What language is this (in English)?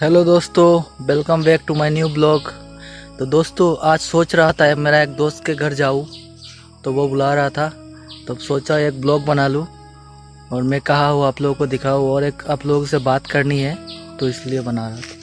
Hindi